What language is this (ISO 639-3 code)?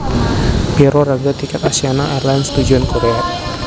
jav